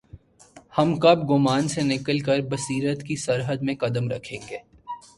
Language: Urdu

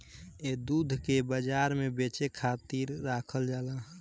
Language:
Bhojpuri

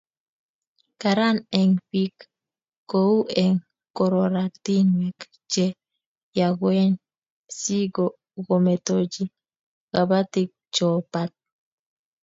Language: Kalenjin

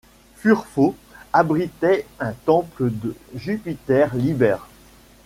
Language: French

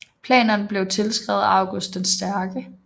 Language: Danish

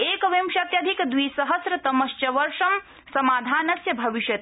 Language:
Sanskrit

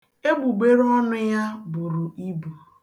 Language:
Igbo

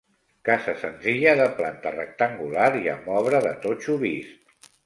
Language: Catalan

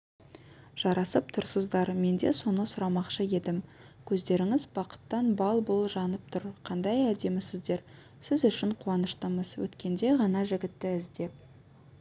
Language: Kazakh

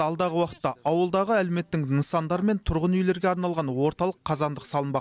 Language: Kazakh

